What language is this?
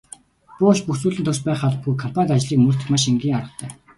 Mongolian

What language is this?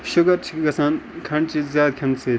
Kashmiri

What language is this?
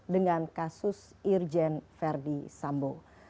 Indonesian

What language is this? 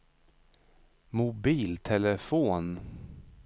Swedish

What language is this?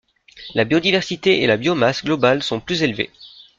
French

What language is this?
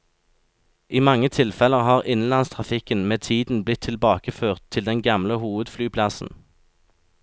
Norwegian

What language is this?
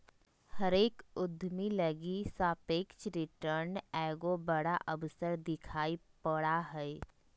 Magahi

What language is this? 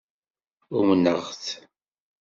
Kabyle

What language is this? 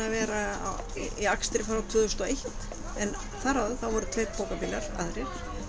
Icelandic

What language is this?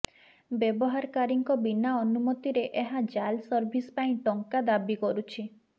Odia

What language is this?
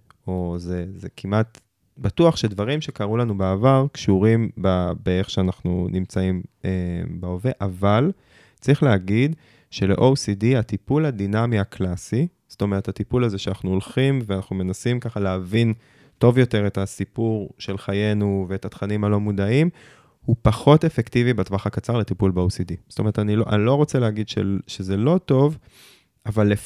Hebrew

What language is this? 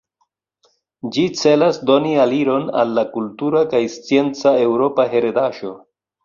Esperanto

